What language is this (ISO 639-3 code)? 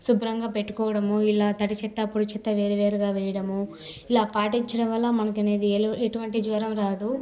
tel